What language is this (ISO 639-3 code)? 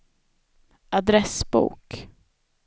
swe